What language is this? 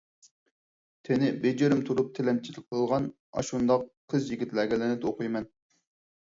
Uyghur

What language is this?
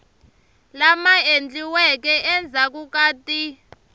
Tsonga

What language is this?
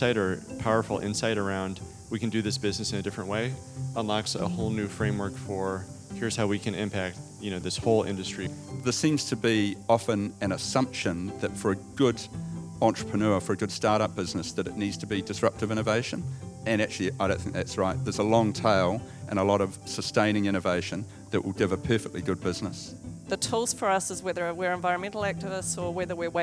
English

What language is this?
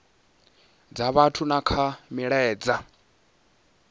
Venda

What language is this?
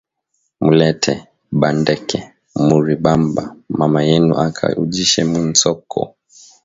Swahili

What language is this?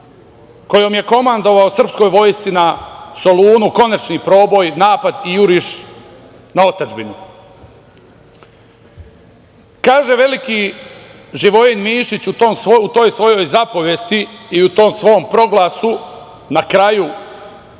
Serbian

